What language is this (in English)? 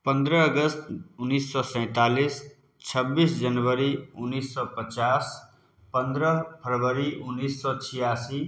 Maithili